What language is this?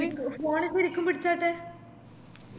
Malayalam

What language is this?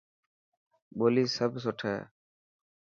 Dhatki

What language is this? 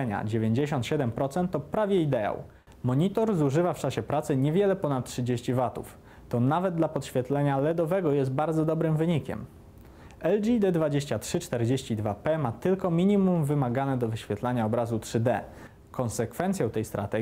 Polish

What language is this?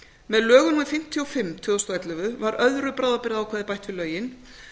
Icelandic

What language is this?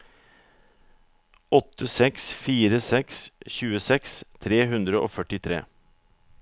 Norwegian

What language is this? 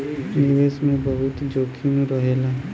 Bhojpuri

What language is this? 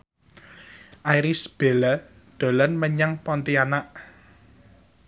Javanese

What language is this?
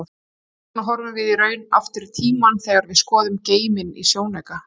Icelandic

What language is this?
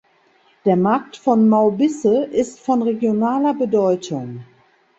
German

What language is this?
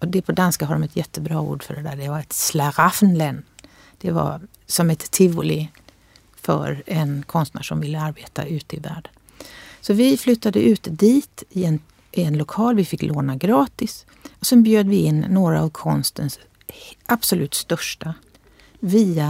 Swedish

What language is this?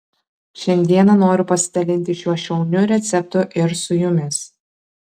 Lithuanian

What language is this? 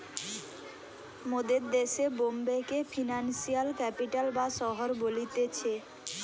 Bangla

